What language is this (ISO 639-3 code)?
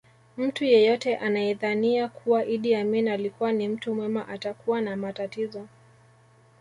swa